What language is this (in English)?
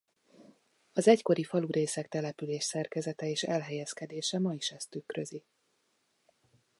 Hungarian